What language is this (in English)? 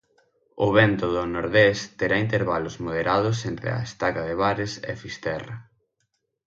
Galician